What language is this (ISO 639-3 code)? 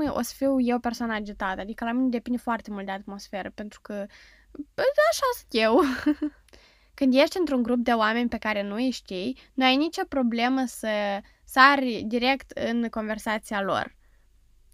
ron